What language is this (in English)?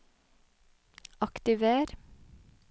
Norwegian